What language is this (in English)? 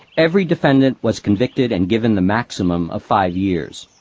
English